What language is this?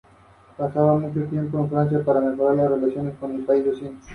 Spanish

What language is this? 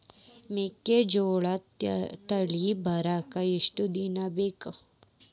Kannada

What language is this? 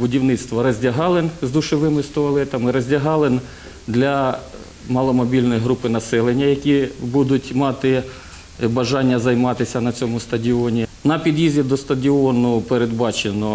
Ukrainian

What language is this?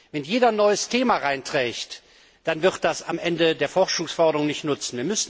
German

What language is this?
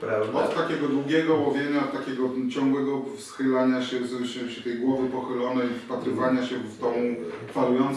Polish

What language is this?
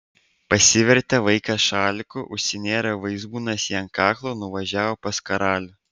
Lithuanian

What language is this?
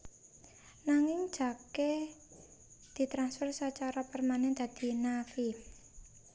Javanese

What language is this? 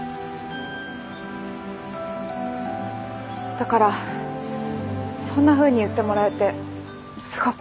Japanese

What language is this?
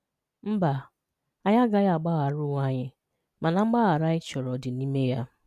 Igbo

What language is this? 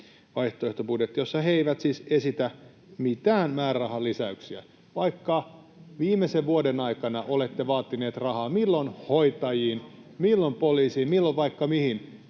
Finnish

